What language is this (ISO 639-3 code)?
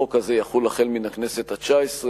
heb